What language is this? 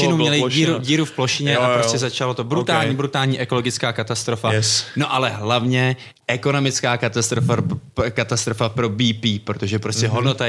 Czech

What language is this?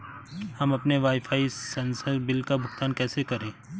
Hindi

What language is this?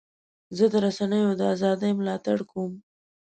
Pashto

